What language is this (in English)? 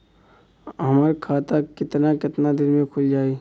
Bhojpuri